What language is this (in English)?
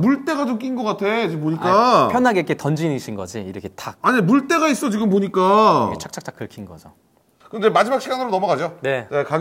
Korean